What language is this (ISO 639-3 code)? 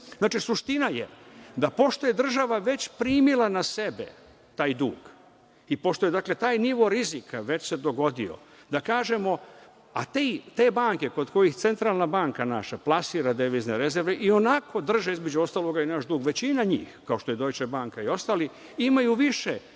srp